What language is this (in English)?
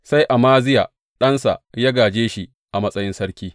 Hausa